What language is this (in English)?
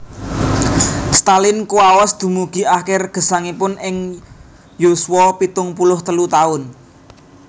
Javanese